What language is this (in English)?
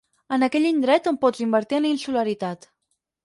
Catalan